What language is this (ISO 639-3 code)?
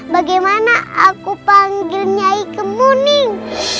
ind